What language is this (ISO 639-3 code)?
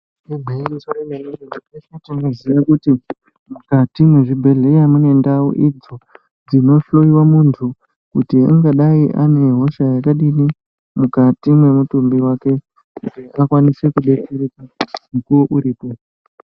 ndc